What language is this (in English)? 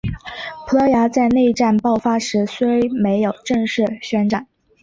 Chinese